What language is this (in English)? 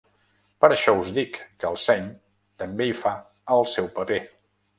Catalan